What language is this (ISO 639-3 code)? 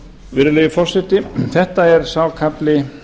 isl